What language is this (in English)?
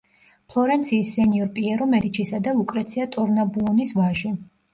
Georgian